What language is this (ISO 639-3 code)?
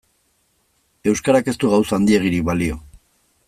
eus